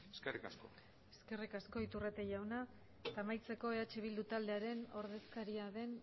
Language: Basque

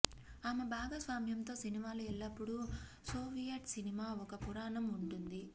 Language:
Telugu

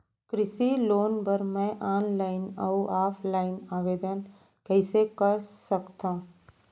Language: Chhattisgarhi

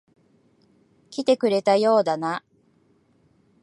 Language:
Japanese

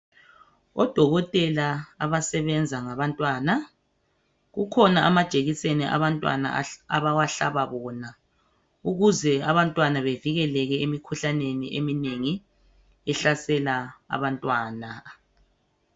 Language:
North Ndebele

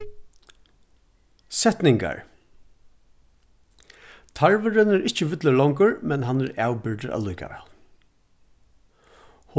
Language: Faroese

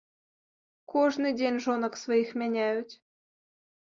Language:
Belarusian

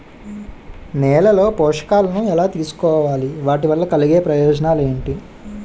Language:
Telugu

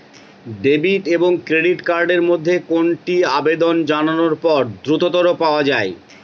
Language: Bangla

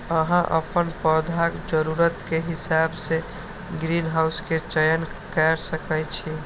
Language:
Maithili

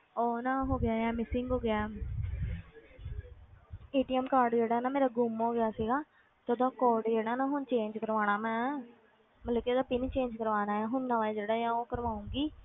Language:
Punjabi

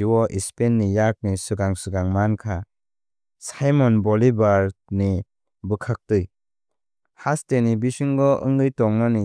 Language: Kok Borok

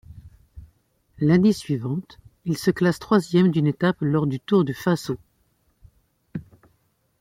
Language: French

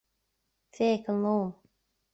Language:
Irish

